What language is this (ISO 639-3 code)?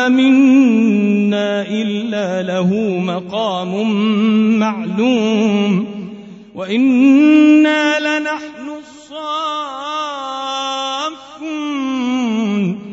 ara